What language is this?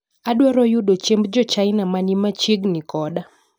Luo (Kenya and Tanzania)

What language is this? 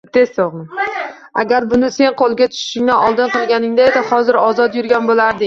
Uzbek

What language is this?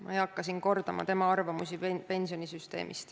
Estonian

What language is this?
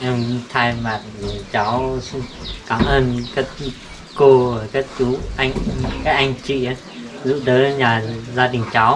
Vietnamese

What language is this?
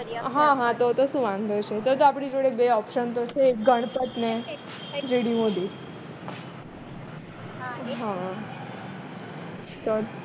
Gujarati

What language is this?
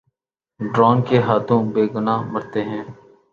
Urdu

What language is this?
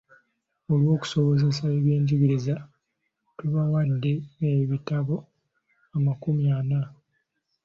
Ganda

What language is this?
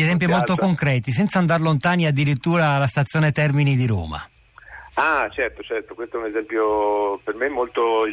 Italian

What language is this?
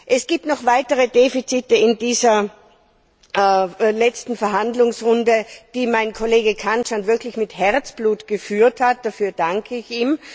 German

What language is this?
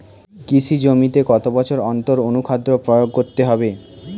Bangla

